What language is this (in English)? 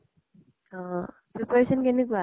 Assamese